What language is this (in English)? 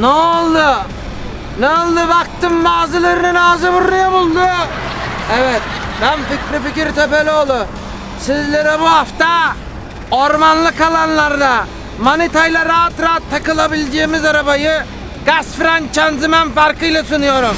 Turkish